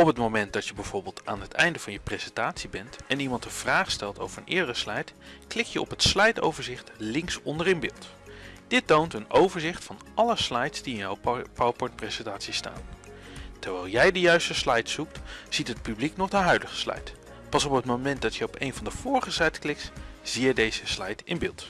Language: Dutch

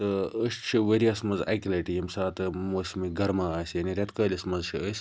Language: Kashmiri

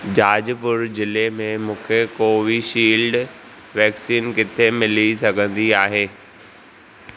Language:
Sindhi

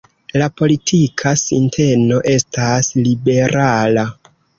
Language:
Esperanto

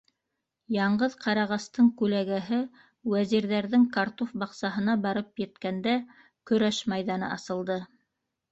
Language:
Bashkir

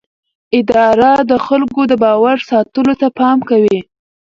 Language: Pashto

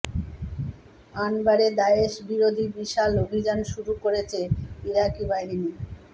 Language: Bangla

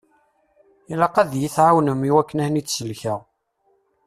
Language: Kabyle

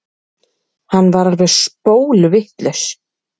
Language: Icelandic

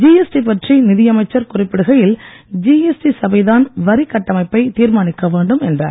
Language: Tamil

